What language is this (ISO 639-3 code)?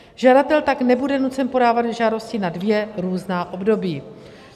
ces